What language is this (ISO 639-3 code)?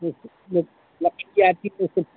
hin